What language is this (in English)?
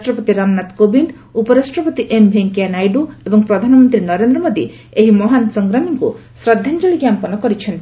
Odia